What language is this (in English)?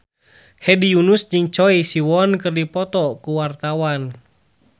Sundanese